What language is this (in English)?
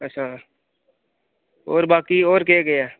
Dogri